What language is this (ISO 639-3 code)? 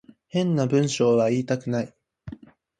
jpn